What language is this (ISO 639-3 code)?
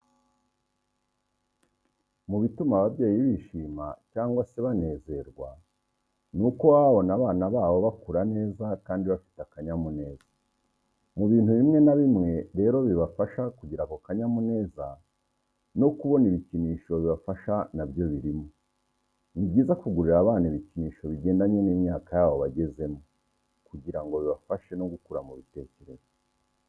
kin